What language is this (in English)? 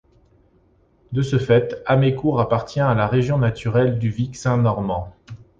French